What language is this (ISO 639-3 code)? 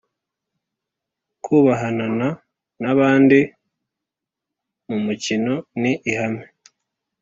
kin